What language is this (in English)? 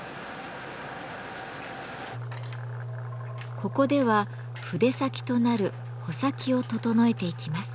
Japanese